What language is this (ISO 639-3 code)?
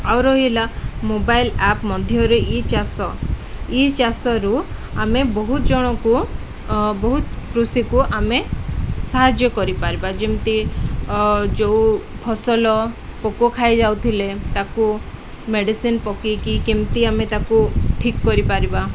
ori